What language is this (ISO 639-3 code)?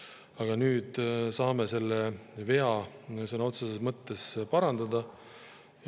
est